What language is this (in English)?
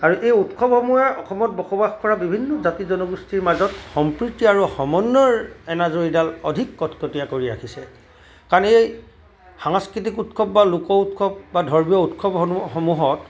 Assamese